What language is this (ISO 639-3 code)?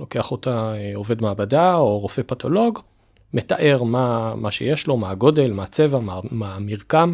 heb